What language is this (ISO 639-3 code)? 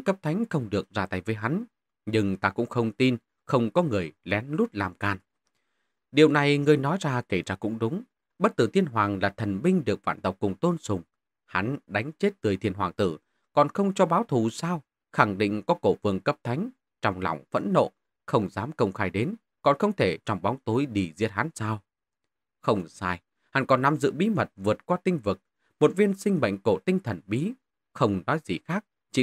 vie